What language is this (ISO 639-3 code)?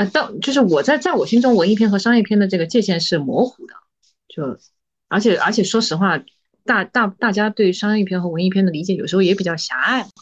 zho